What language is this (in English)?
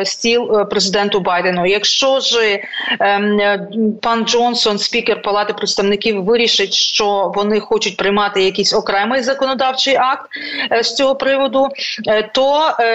Ukrainian